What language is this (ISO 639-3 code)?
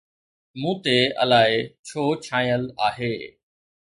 snd